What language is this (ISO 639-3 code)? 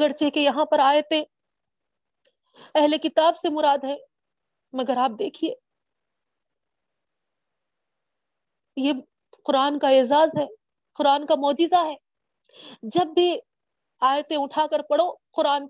urd